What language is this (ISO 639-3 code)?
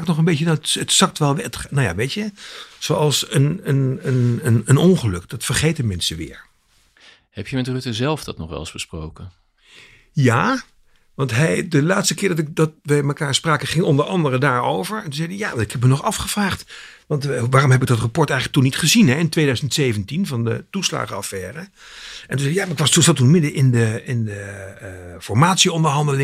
nld